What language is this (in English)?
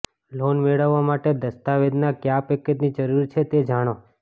Gujarati